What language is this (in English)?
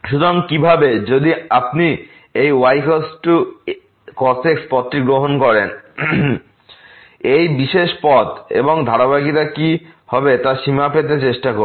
Bangla